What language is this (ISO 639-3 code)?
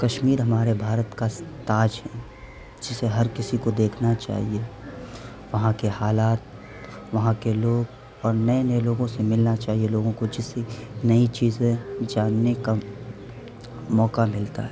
urd